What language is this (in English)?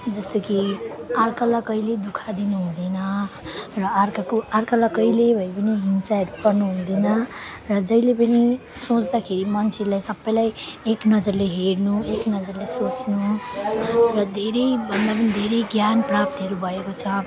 Nepali